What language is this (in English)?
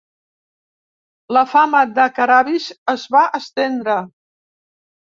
Catalan